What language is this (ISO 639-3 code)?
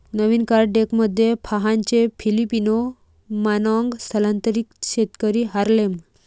mar